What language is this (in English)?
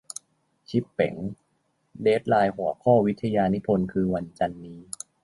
Thai